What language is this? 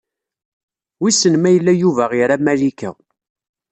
Kabyle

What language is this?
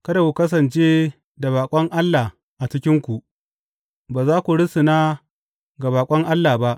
Hausa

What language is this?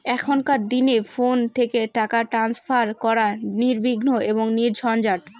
Bangla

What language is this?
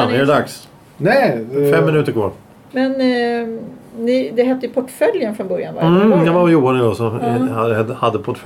Swedish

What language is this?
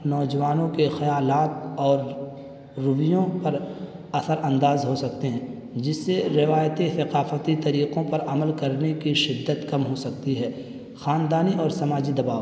Urdu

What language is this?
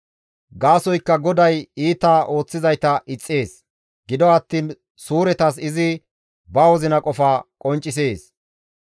Gamo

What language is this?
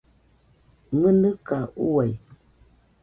Nüpode Huitoto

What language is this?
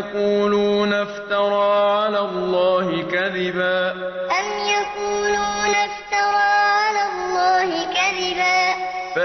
Arabic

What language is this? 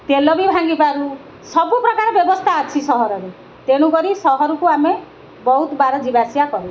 Odia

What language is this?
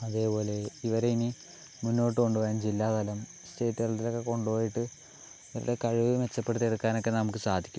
Malayalam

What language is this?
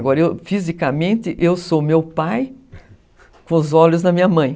Portuguese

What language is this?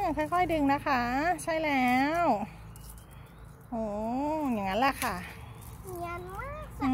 Thai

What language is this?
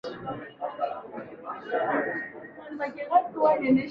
Swahili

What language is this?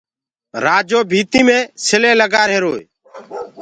Gurgula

